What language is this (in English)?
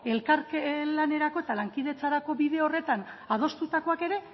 Basque